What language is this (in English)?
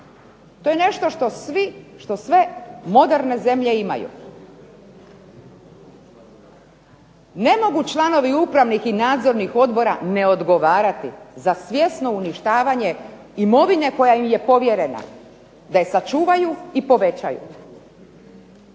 Croatian